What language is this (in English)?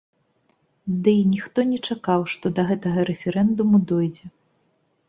Belarusian